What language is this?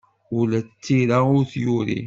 Kabyle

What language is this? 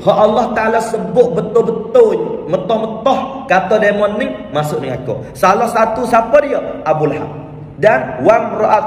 Malay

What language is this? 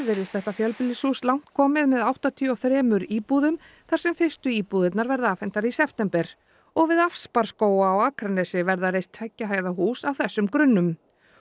Icelandic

